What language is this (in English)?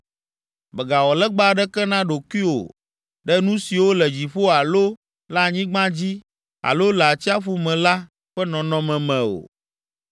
Ewe